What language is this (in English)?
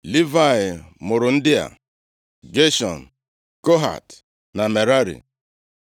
Igbo